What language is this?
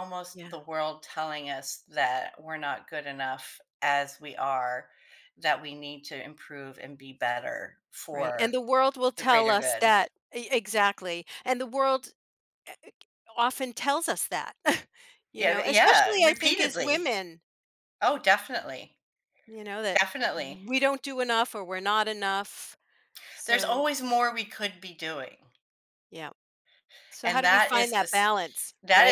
English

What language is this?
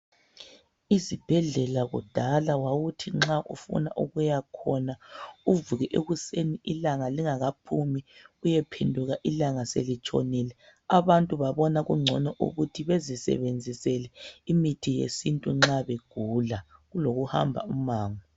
North Ndebele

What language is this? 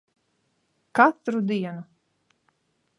Latvian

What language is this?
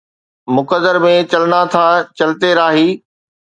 Sindhi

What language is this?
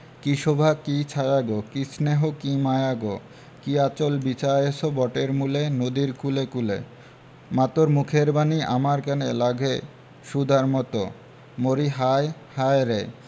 Bangla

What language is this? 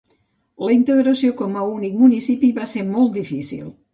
Catalan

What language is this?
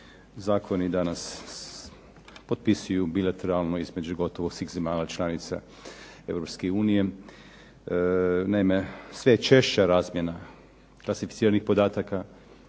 Croatian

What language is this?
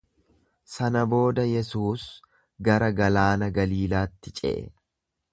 Oromo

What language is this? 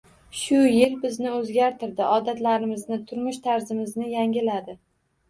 Uzbek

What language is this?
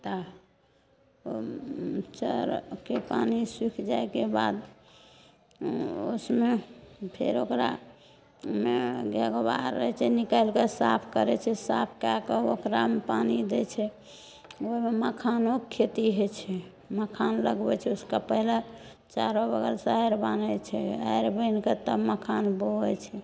Maithili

